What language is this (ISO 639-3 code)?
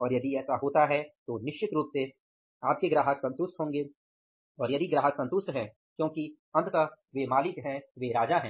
hin